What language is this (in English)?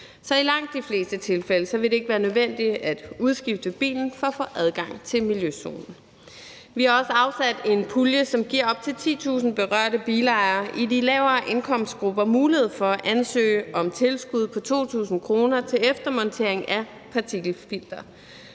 Danish